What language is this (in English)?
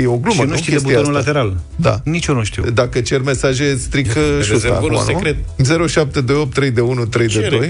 Romanian